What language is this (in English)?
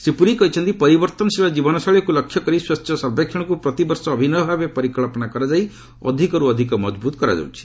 Odia